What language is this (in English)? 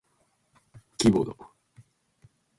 Japanese